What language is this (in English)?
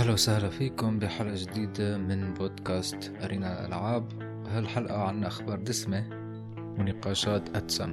Arabic